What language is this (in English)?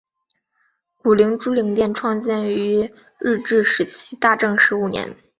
Chinese